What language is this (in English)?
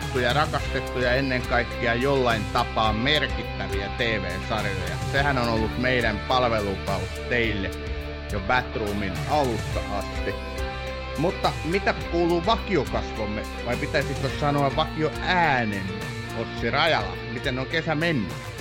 Finnish